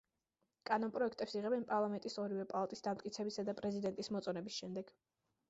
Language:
Georgian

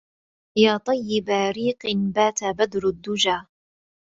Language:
Arabic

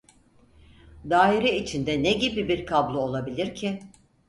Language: Turkish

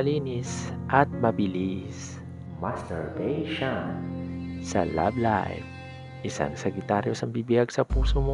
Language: Filipino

